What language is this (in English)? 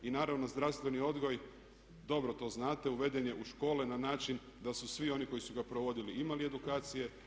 Croatian